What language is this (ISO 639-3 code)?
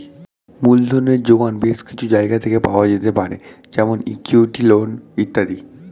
ben